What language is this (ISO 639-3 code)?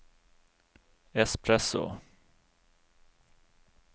nor